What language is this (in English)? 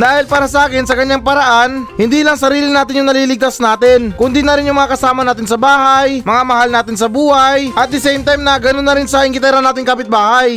Filipino